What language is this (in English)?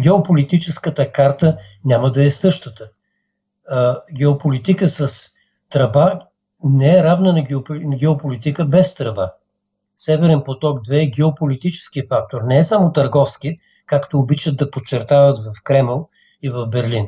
Bulgarian